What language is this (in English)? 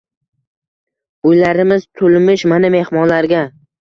Uzbek